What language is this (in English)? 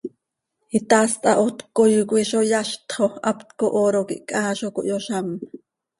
Seri